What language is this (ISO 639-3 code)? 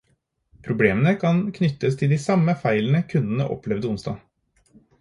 nob